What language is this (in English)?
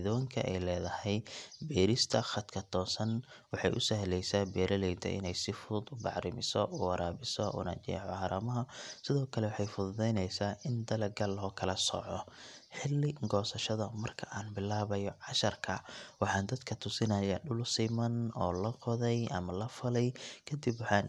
Somali